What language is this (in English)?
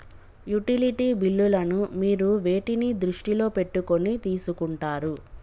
Telugu